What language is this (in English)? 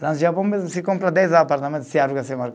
Portuguese